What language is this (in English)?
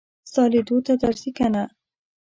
Pashto